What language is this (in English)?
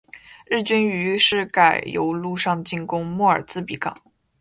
Chinese